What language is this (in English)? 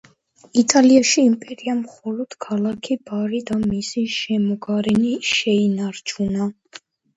Georgian